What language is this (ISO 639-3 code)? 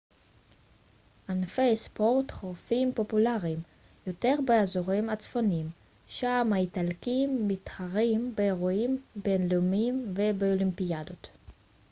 heb